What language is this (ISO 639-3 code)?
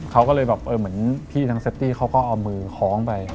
tha